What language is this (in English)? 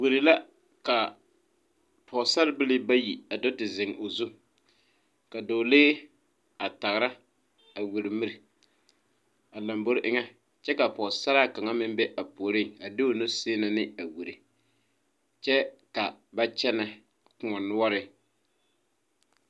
Southern Dagaare